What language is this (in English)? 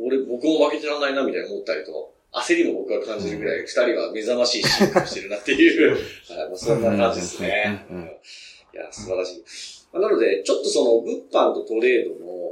Japanese